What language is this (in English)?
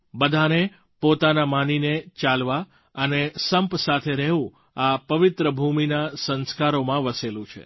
Gujarati